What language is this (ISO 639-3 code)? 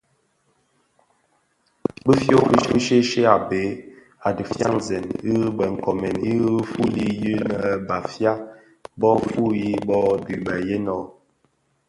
ksf